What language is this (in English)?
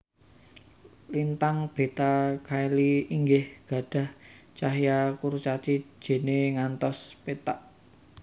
Javanese